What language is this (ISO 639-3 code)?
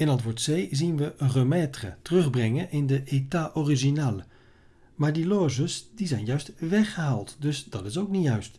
nld